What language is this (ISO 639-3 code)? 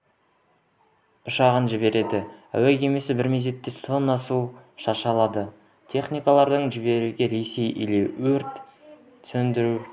kaz